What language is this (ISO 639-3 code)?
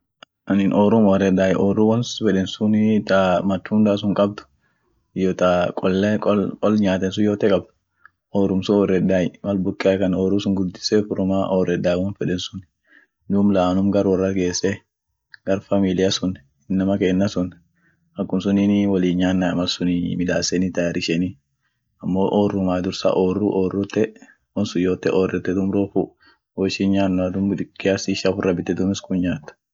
orc